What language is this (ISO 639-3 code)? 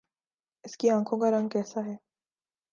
urd